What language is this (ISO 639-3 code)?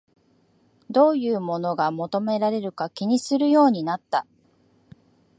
jpn